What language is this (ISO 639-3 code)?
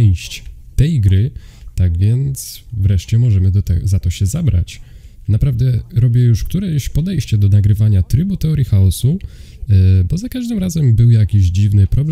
pol